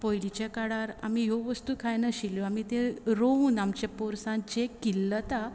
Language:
Konkani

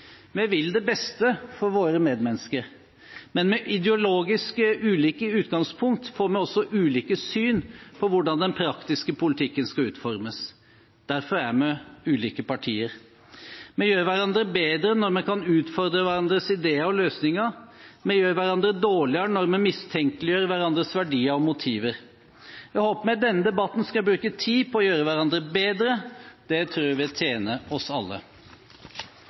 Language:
Norwegian Bokmål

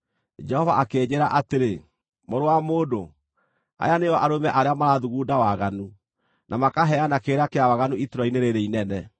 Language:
Kikuyu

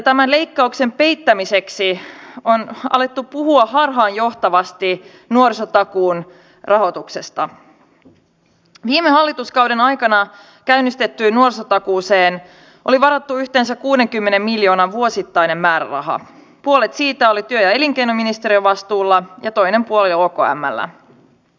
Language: Finnish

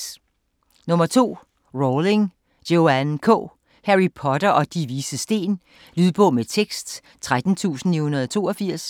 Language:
Danish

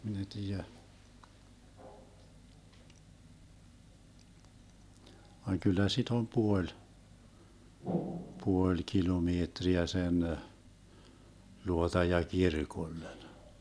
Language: Finnish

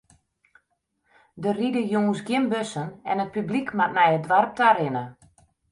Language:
Western Frisian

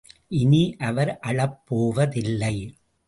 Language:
Tamil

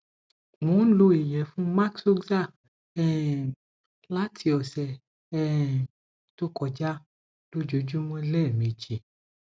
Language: Yoruba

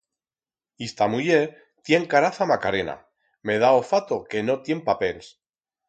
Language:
Aragonese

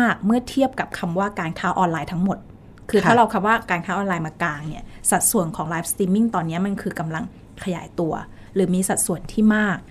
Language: Thai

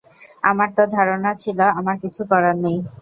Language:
Bangla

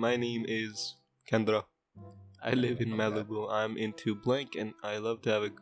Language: English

